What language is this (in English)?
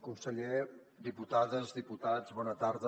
Catalan